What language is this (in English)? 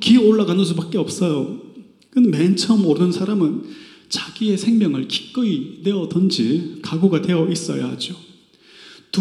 Korean